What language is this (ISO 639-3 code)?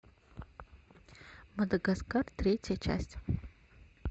rus